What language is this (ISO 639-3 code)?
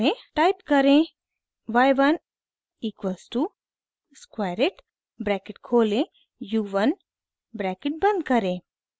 hin